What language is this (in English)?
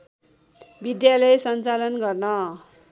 Nepali